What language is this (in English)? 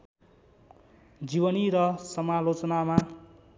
Nepali